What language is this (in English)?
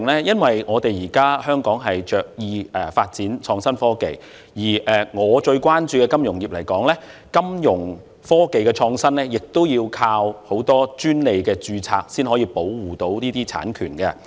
Cantonese